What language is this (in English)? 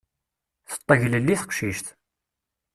Kabyle